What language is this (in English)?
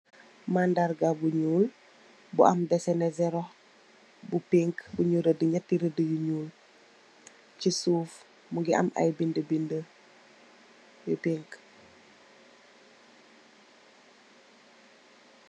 Wolof